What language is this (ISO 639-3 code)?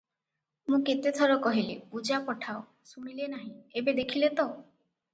ori